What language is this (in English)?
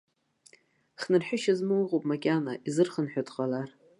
Abkhazian